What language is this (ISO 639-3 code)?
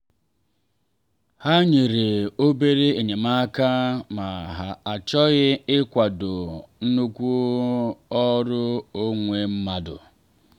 ibo